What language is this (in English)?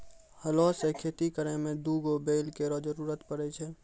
Maithili